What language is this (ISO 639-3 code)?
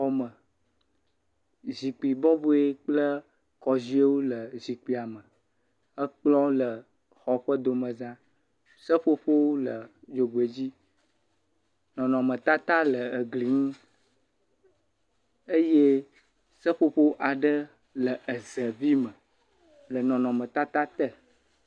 ewe